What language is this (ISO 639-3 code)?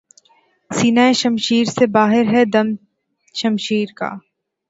urd